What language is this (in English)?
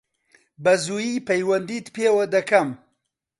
Central Kurdish